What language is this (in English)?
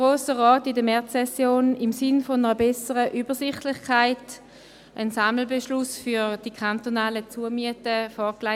Swiss German